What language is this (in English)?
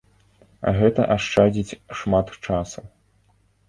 Belarusian